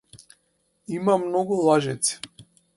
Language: Macedonian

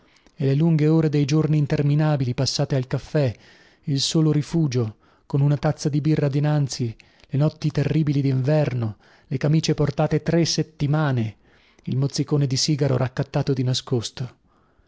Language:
Italian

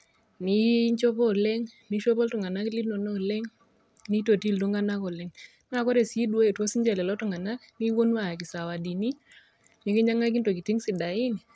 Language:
Masai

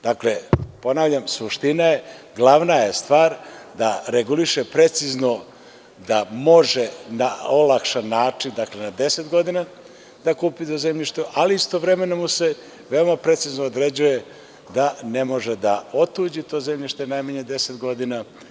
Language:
Serbian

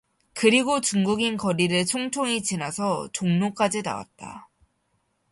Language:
Korean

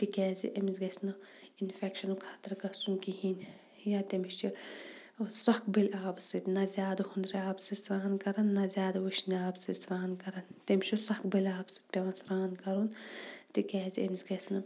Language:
Kashmiri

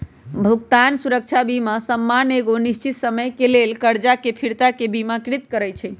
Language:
Magahi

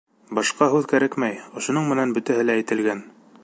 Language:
Bashkir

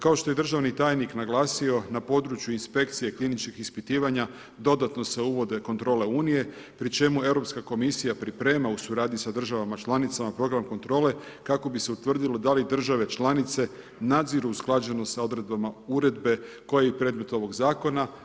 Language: Croatian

